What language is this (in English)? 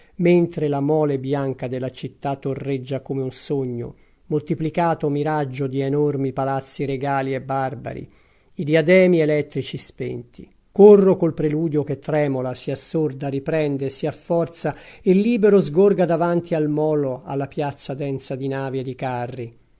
Italian